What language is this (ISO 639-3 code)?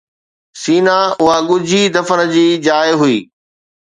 snd